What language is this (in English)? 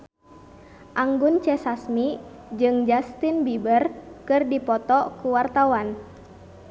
Sundanese